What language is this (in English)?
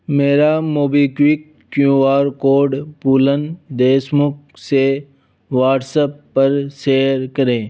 Hindi